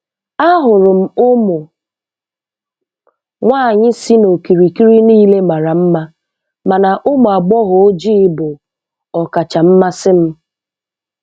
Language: Igbo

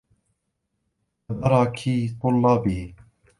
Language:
Arabic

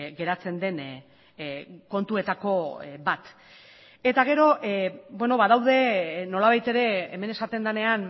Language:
Basque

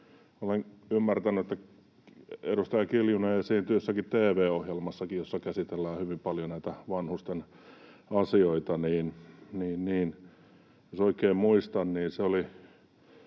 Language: Finnish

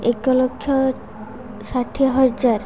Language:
Odia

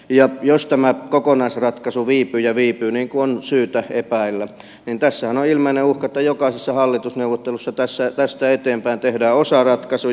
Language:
Finnish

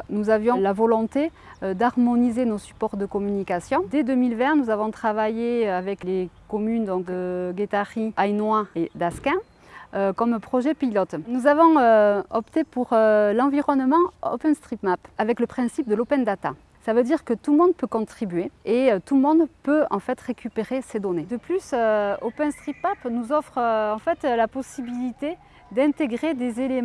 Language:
French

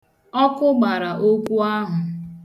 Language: Igbo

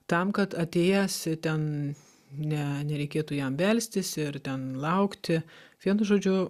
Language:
Lithuanian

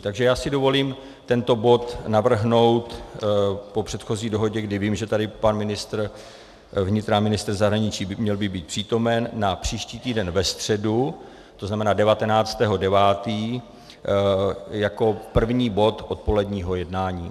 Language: Czech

